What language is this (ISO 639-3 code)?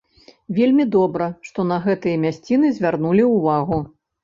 bel